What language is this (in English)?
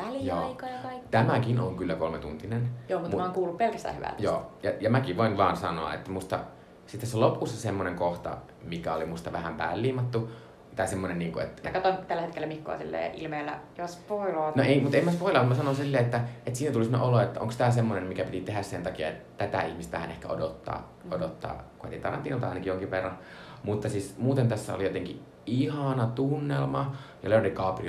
Finnish